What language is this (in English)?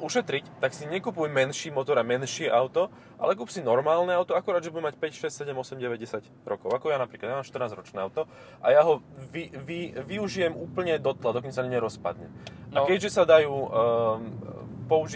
Slovak